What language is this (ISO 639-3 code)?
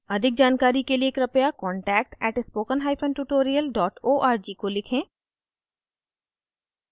hin